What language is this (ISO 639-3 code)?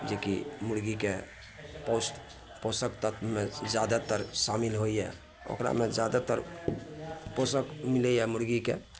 mai